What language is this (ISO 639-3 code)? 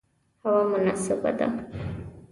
pus